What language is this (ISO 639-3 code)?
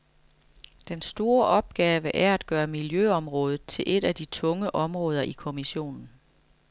dan